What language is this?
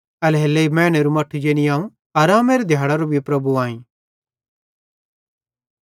Bhadrawahi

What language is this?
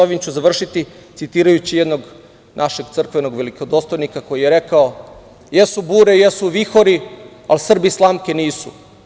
Serbian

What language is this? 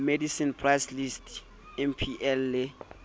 Southern Sotho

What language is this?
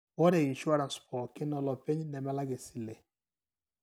Masai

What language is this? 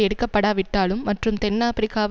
Tamil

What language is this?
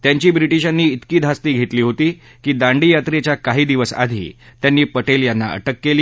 Marathi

